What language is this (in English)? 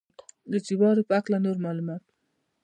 Pashto